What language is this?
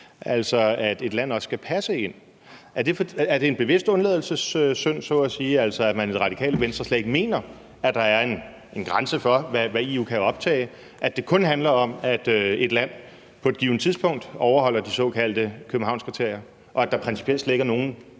Danish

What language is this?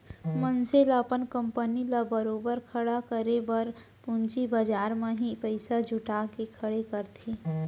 Chhattisgarhi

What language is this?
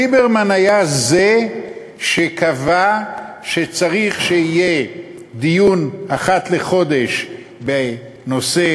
Hebrew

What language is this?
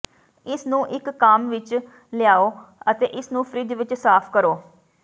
Punjabi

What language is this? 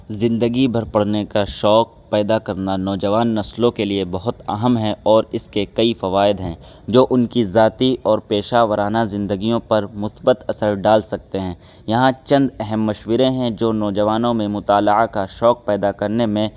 Urdu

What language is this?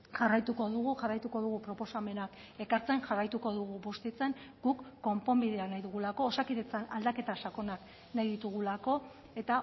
Basque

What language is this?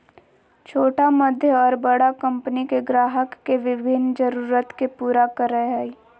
Magahi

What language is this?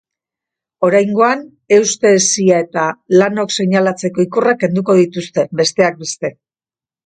Basque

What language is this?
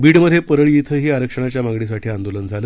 Marathi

